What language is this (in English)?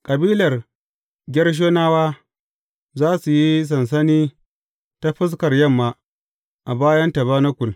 Hausa